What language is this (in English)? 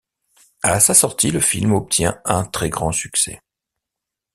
French